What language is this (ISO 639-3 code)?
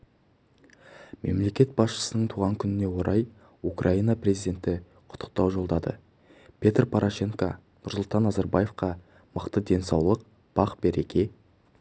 kaz